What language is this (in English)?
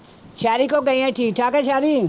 Punjabi